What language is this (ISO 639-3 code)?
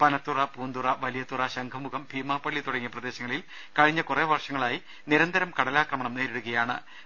mal